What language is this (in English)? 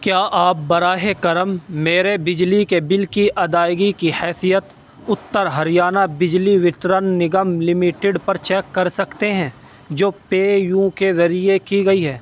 Urdu